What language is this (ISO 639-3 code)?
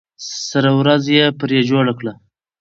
pus